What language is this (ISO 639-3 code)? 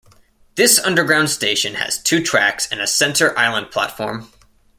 eng